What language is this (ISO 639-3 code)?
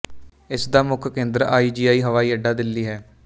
pan